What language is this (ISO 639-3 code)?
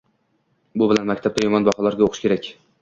uzb